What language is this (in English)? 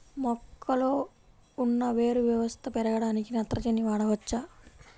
Telugu